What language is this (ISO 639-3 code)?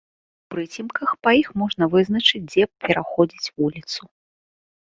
bel